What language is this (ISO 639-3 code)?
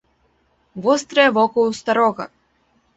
bel